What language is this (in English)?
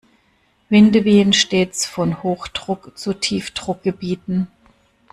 German